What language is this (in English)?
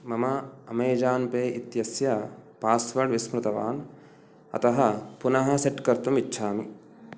Sanskrit